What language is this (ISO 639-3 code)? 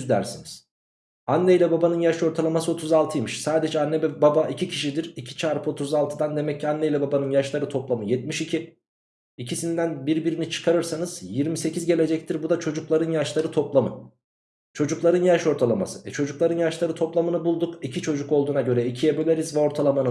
tur